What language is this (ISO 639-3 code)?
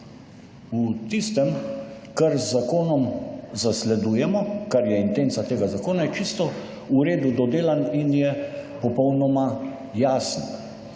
slv